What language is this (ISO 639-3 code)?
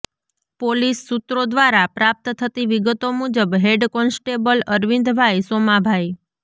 guj